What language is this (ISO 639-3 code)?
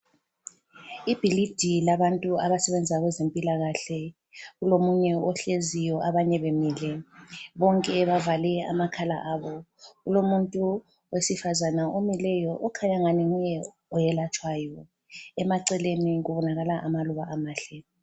nde